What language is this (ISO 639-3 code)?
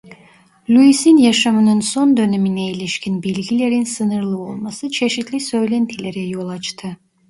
tur